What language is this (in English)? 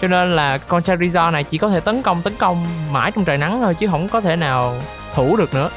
Vietnamese